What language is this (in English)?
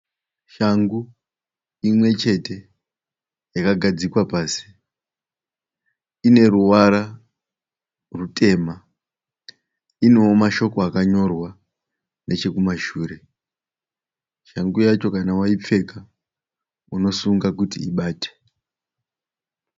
Shona